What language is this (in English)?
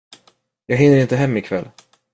Swedish